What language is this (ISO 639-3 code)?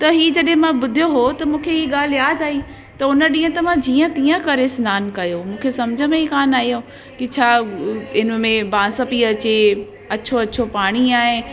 snd